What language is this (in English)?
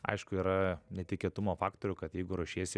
Lithuanian